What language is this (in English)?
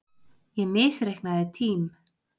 Icelandic